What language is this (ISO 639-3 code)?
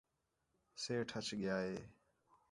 xhe